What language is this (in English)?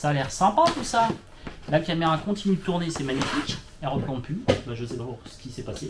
French